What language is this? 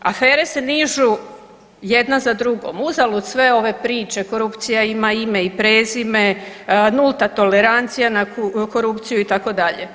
Croatian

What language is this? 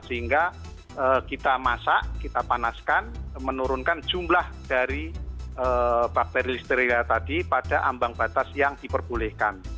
Indonesian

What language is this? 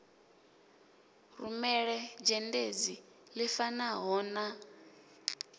Venda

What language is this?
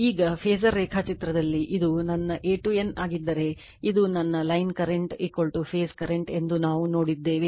Kannada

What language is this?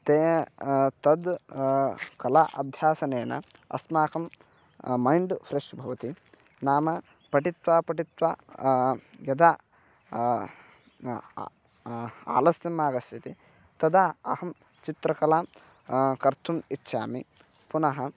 Sanskrit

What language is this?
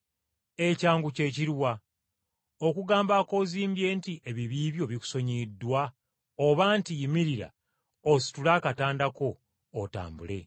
Ganda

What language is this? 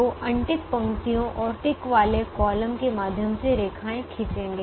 Hindi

